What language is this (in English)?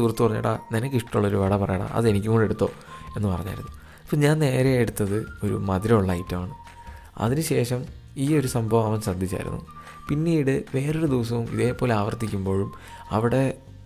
Malayalam